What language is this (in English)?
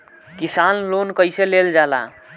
Bhojpuri